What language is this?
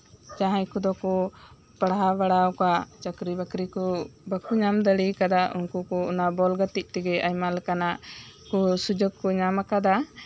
Santali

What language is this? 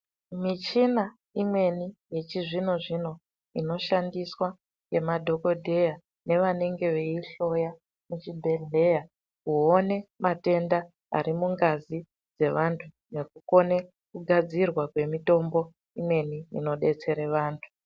Ndau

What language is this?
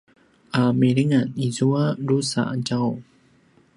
Paiwan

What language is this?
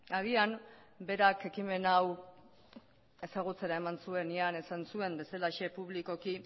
Basque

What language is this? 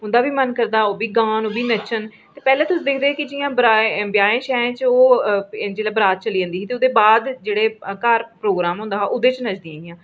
Dogri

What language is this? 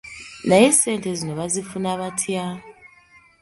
Ganda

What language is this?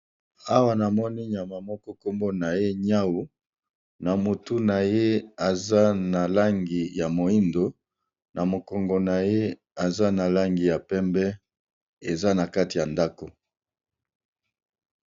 Lingala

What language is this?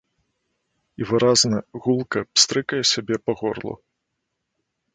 Belarusian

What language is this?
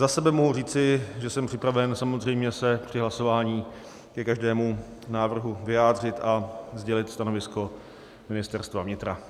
Czech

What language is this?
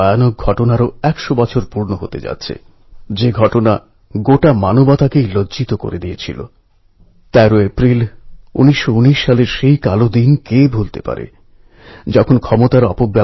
Bangla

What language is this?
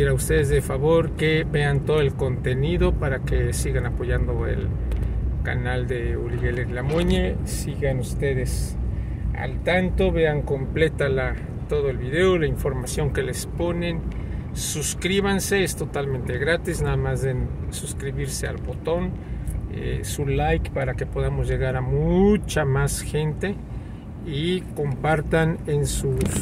Spanish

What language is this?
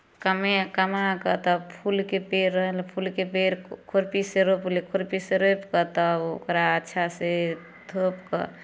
Maithili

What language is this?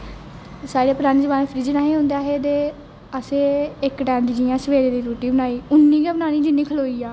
Dogri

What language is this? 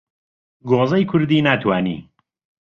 Central Kurdish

